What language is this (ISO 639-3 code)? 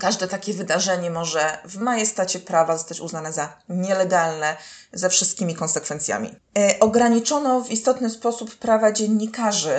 pol